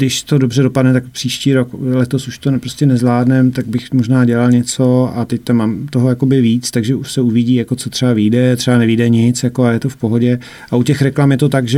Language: Czech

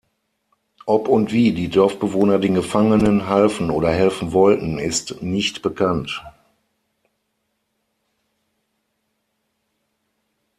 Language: German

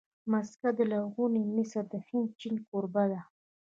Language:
Pashto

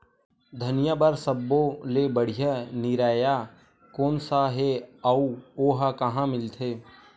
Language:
Chhattisgarhi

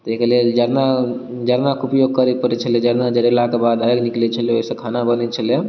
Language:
Maithili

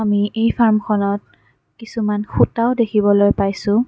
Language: Assamese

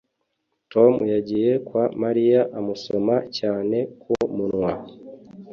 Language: Kinyarwanda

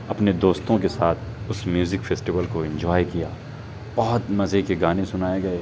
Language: Urdu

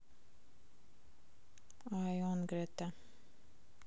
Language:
Russian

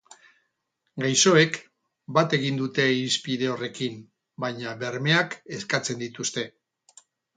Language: Basque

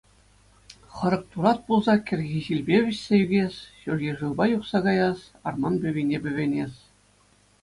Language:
Chuvash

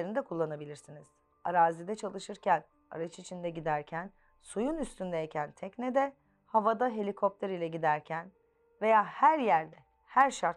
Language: Turkish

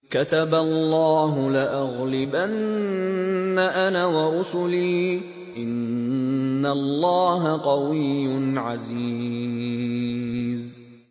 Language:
Arabic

